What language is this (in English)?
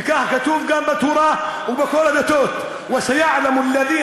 Hebrew